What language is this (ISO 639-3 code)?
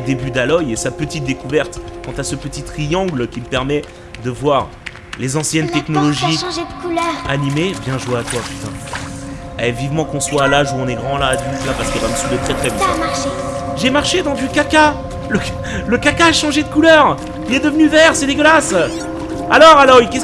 fra